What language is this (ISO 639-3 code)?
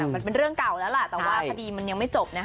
tha